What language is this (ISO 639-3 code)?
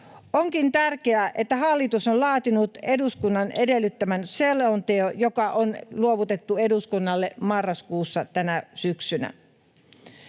fin